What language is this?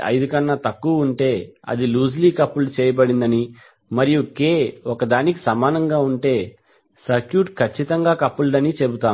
Telugu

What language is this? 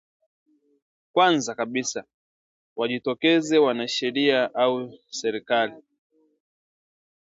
Swahili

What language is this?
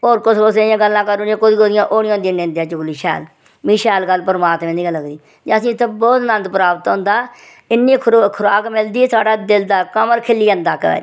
Dogri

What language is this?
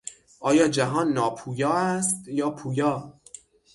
Persian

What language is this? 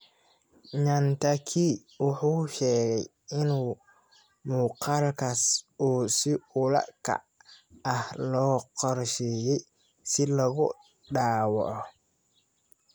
Somali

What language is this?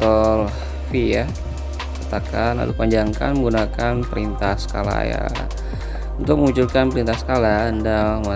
Indonesian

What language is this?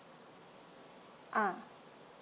English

